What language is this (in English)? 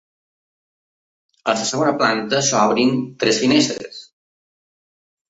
Catalan